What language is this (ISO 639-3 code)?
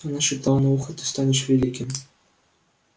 rus